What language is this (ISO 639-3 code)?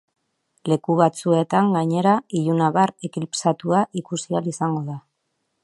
eus